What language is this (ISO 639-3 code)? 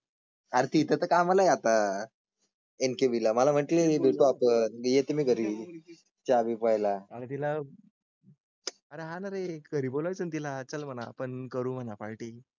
mar